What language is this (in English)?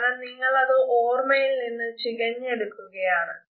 Malayalam